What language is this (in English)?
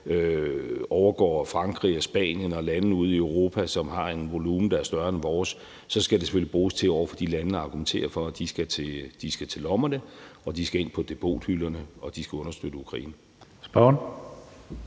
Danish